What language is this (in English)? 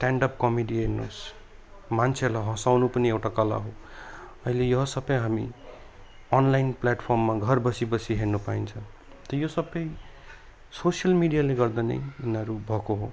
Nepali